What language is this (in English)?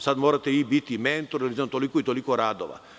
Serbian